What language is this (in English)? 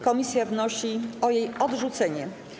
Polish